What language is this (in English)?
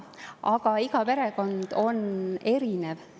Estonian